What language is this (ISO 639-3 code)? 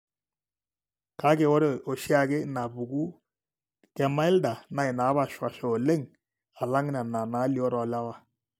mas